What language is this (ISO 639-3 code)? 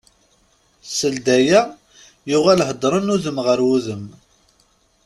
kab